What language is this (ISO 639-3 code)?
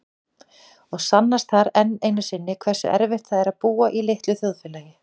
isl